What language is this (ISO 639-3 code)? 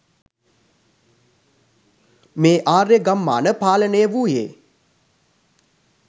sin